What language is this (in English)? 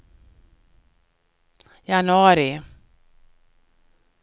Swedish